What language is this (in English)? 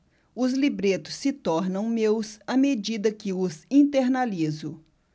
Portuguese